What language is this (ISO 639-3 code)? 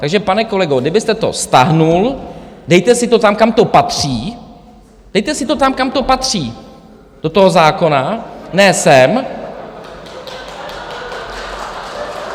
ces